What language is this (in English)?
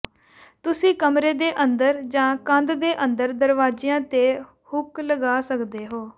Punjabi